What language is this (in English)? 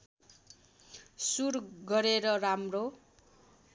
Nepali